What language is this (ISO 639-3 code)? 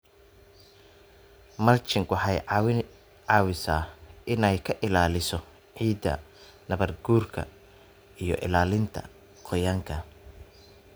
som